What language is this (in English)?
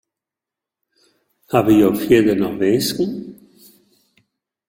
Western Frisian